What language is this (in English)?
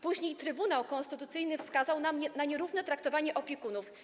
Polish